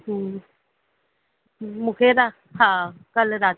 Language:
Sindhi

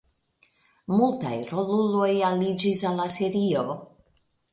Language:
Esperanto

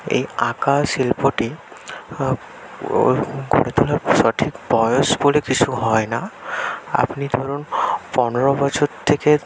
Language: Bangla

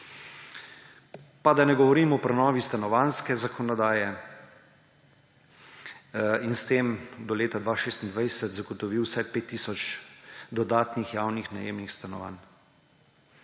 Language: Slovenian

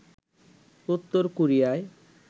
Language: Bangla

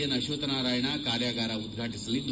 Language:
Kannada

